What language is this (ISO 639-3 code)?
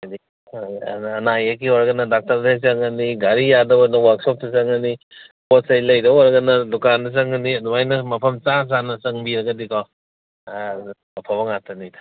mni